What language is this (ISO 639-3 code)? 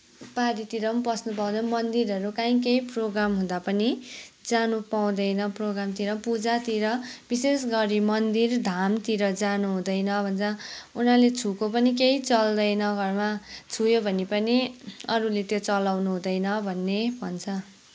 nep